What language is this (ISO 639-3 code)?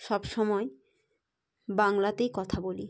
ben